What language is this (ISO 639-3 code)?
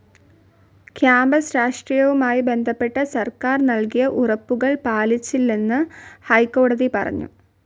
mal